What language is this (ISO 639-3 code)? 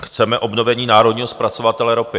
ces